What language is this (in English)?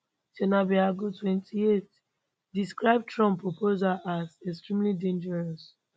Nigerian Pidgin